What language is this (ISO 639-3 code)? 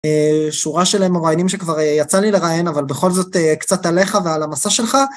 heb